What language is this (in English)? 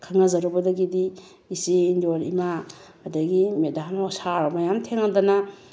Manipuri